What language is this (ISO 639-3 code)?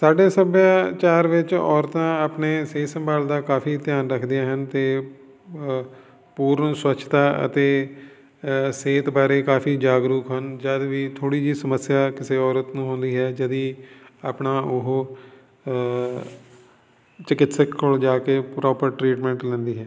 pan